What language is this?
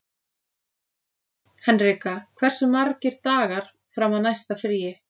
Icelandic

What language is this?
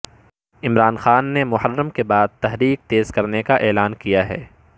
Urdu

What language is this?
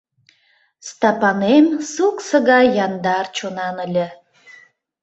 Mari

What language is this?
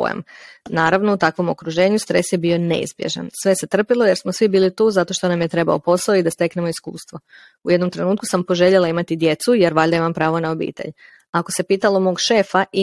Croatian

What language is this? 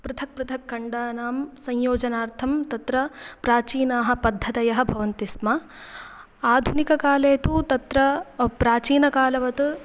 Sanskrit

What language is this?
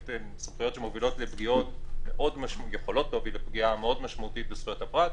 Hebrew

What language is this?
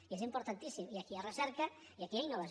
Catalan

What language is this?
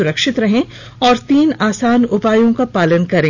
Hindi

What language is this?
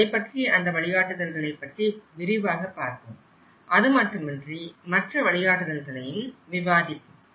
Tamil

